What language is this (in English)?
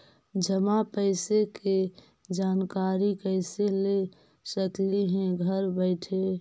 Magahi